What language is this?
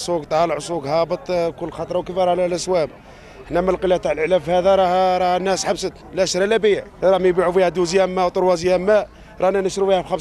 Arabic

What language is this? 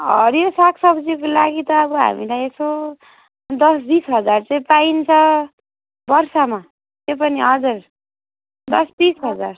Nepali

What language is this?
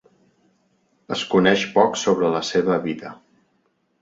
Catalan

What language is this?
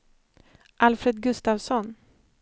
Swedish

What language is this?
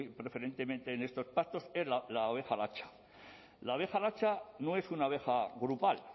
Spanish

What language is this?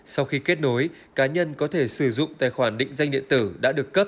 Vietnamese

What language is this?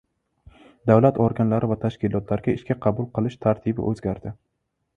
Uzbek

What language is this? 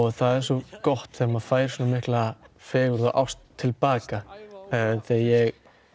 Icelandic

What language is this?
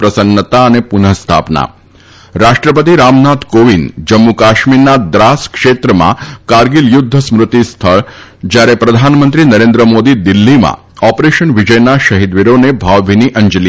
Gujarati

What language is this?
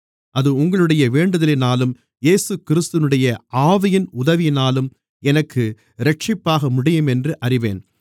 Tamil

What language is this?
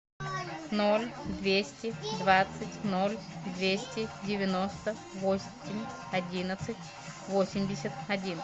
Russian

